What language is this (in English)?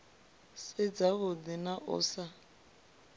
Venda